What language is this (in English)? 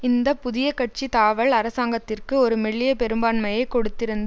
Tamil